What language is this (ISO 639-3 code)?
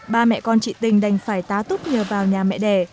vie